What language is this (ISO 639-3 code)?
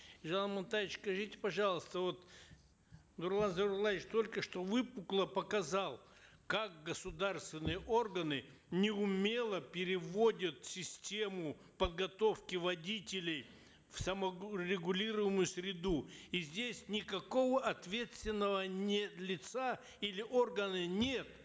kaz